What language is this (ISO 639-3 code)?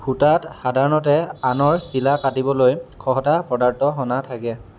asm